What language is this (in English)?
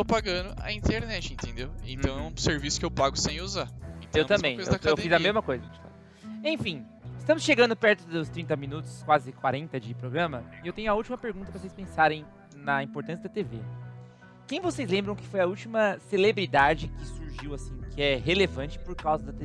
Portuguese